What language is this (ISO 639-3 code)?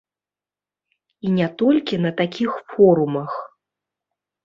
bel